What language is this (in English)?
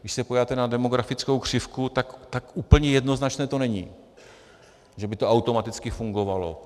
Czech